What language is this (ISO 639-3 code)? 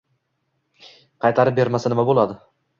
uzb